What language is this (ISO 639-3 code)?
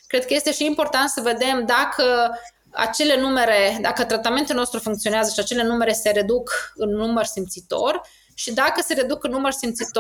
ron